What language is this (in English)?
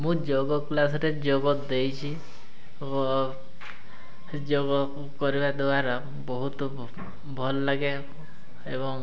Odia